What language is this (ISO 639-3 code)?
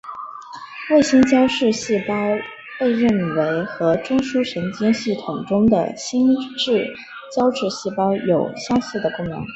zho